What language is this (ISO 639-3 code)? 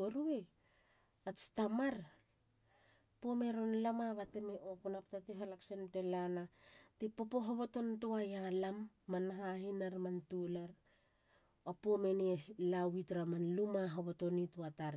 hla